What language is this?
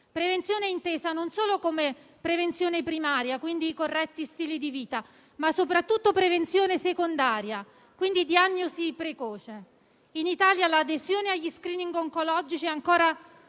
Italian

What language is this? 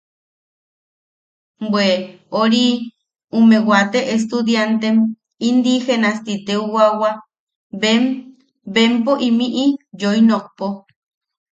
Yaqui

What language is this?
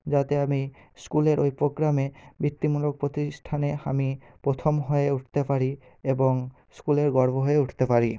Bangla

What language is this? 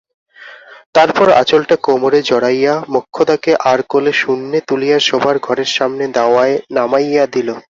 Bangla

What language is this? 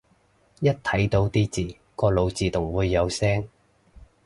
Cantonese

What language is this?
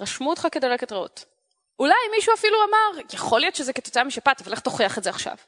Hebrew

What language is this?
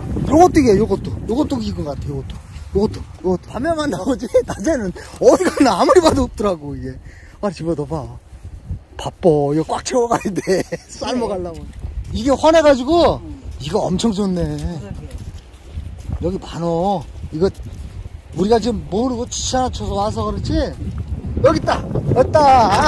Korean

